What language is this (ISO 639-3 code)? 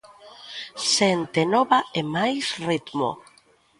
glg